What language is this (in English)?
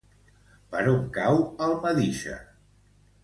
Catalan